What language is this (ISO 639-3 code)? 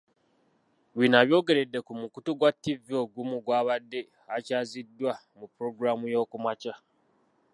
lug